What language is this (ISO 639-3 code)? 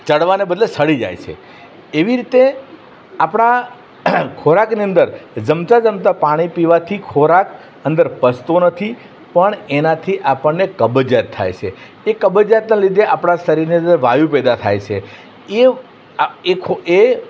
guj